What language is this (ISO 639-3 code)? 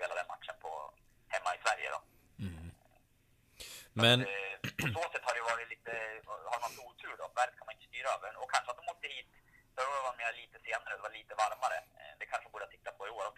swe